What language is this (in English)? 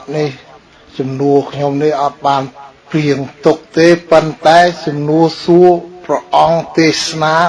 Vietnamese